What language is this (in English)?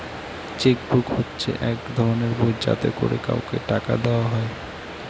Bangla